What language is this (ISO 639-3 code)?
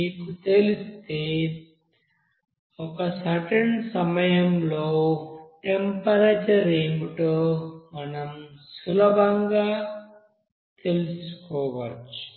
tel